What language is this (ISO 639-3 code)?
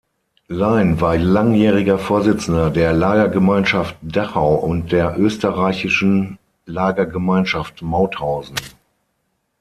deu